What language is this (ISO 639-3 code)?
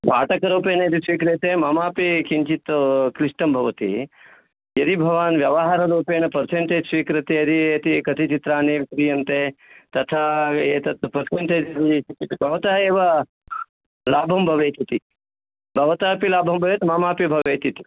san